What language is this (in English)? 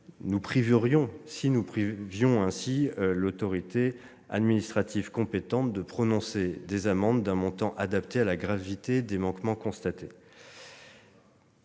French